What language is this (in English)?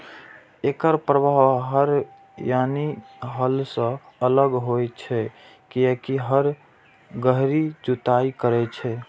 Maithili